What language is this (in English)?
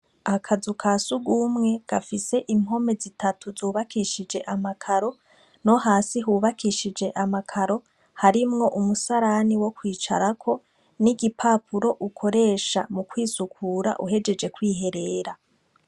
Rundi